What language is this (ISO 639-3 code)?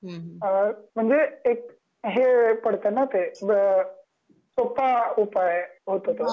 mar